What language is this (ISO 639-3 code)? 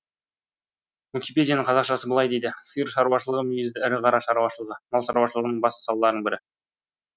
kaz